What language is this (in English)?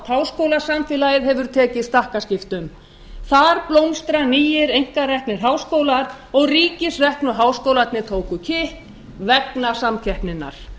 Icelandic